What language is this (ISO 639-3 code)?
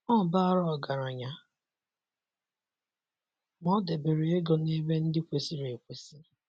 ibo